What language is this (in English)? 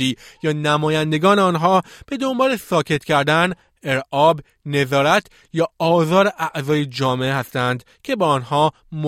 Persian